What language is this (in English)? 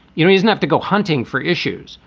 English